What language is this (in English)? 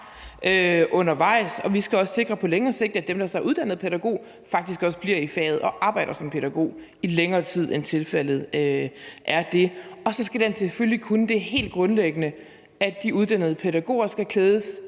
Danish